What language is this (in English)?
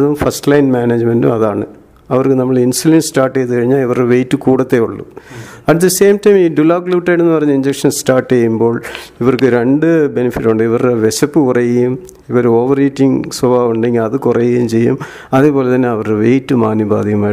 Malayalam